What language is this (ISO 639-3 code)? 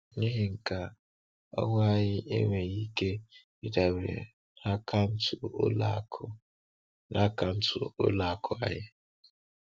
ibo